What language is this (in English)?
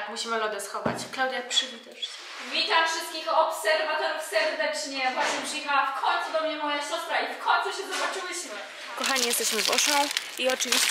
Polish